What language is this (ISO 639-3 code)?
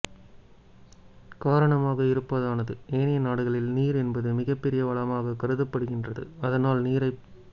tam